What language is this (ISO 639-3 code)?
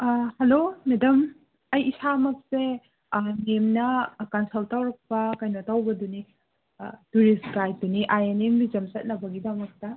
mni